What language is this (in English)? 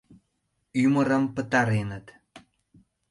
Mari